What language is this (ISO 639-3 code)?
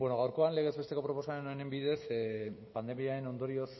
eus